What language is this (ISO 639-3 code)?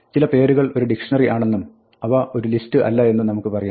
mal